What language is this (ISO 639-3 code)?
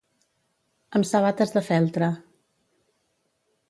cat